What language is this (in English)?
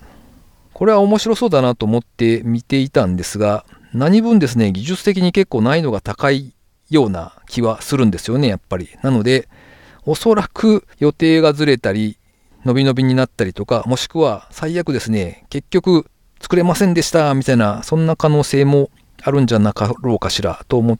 Japanese